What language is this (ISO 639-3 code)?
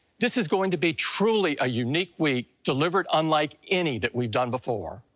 eng